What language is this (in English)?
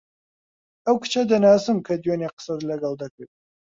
Central Kurdish